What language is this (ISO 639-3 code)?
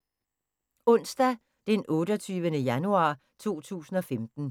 dan